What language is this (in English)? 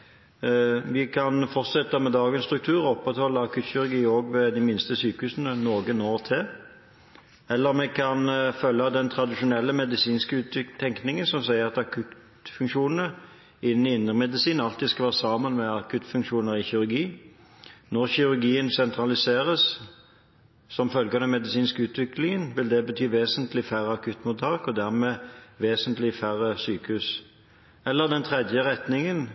Norwegian Bokmål